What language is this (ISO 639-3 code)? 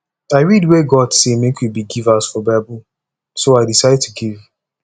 pcm